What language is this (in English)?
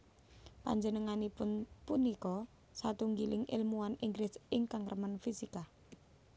Javanese